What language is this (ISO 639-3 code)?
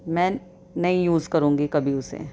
urd